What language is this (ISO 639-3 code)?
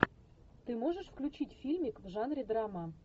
rus